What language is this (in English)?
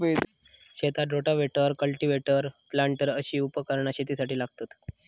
Marathi